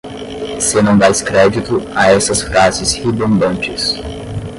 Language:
Portuguese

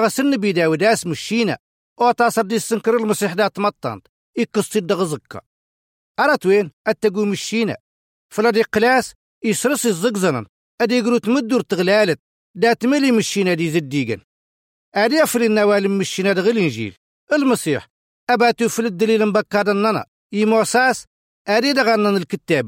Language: Arabic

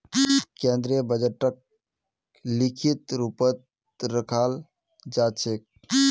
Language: Magahi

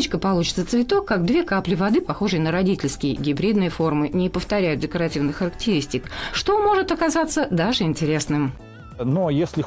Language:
Russian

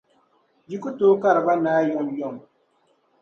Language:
Dagbani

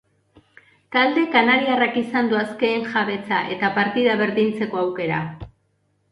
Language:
Basque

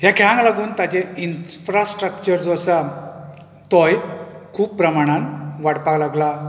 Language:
Konkani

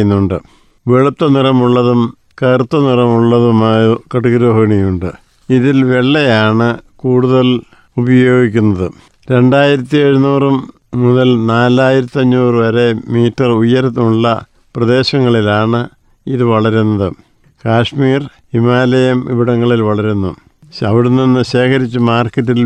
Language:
Malayalam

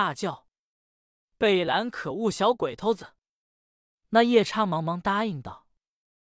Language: Chinese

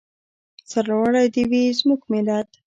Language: Pashto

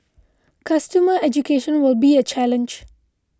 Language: English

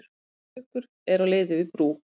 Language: Icelandic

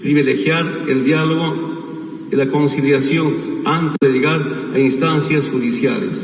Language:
Spanish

